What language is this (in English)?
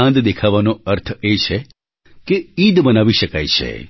Gujarati